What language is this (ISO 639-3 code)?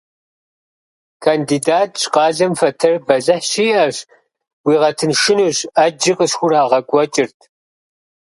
kbd